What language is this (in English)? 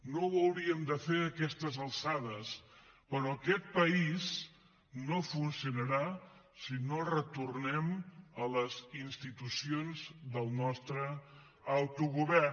Catalan